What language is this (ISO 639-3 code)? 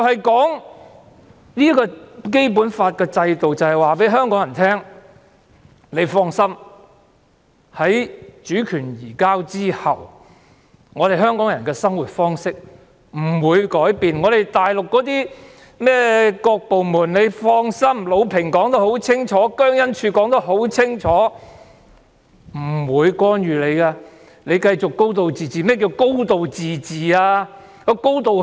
yue